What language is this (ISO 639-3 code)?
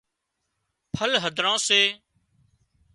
kxp